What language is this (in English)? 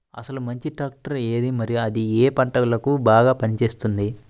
Telugu